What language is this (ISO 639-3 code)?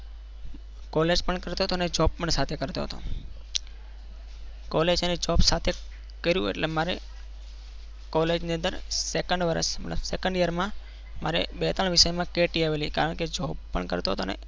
guj